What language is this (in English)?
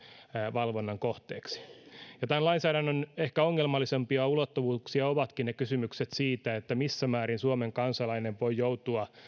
Finnish